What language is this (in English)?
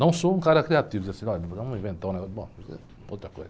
Portuguese